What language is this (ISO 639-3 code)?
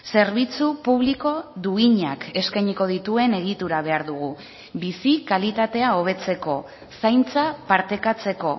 eus